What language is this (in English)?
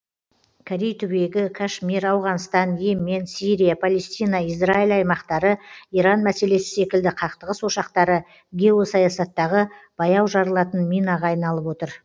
Kazakh